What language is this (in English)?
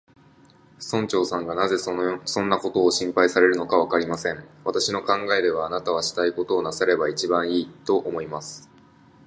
Japanese